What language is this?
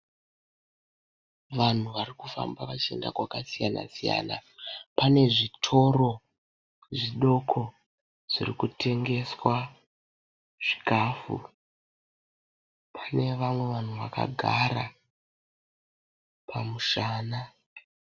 Shona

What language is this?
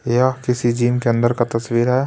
Hindi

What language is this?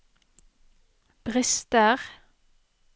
Norwegian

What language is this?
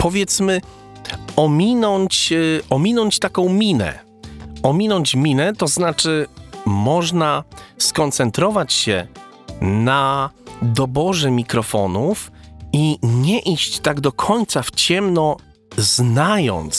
Polish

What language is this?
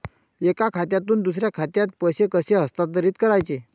Marathi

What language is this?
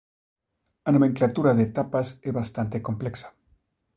Galician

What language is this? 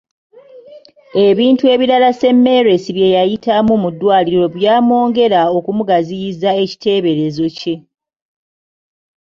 Ganda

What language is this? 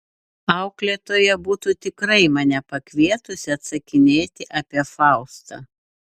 Lithuanian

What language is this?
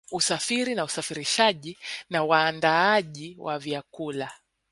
Swahili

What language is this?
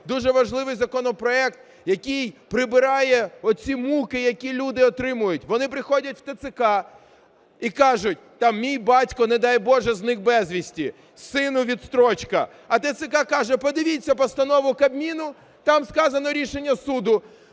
Ukrainian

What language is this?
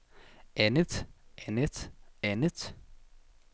Danish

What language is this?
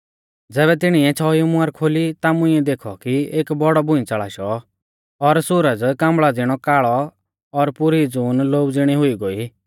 Mahasu Pahari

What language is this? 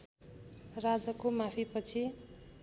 Nepali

